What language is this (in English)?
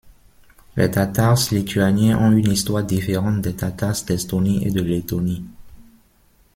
French